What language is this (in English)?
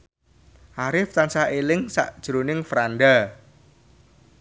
Javanese